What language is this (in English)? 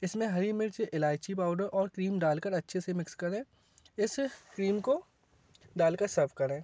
Hindi